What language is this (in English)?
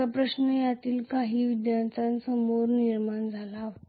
Marathi